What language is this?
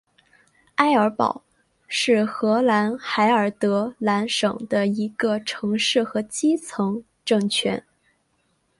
Chinese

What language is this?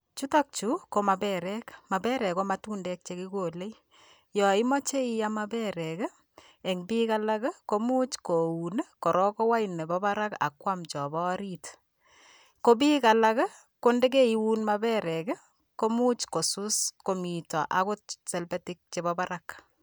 Kalenjin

